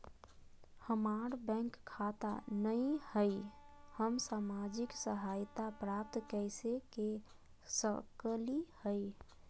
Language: Magahi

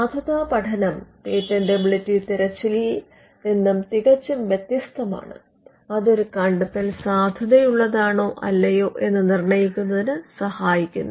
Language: Malayalam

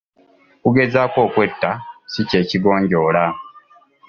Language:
Ganda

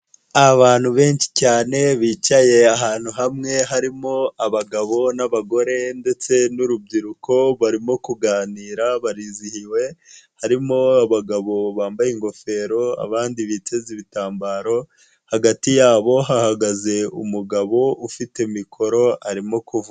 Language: Kinyarwanda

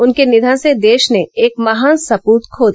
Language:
Hindi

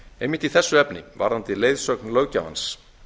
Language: Icelandic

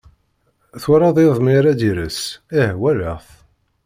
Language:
Kabyle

